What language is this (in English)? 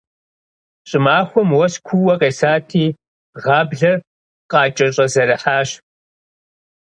Kabardian